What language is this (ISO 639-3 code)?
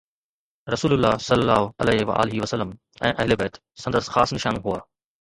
snd